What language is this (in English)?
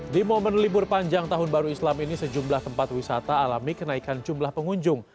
Indonesian